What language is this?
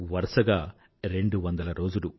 Telugu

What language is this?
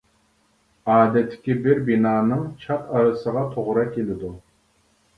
Uyghur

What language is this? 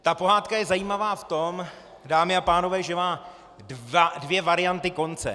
Czech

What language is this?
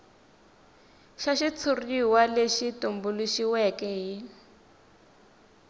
Tsonga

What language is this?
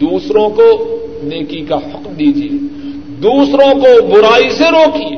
Urdu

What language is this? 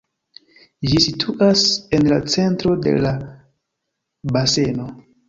Esperanto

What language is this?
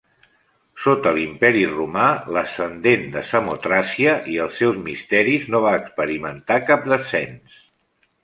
Catalan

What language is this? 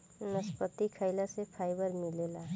Bhojpuri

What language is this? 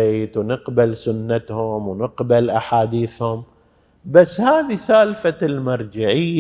Arabic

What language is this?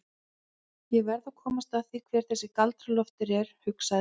Icelandic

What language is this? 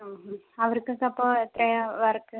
Malayalam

